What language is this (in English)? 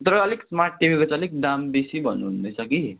Nepali